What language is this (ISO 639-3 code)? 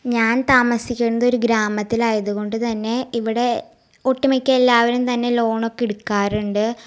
mal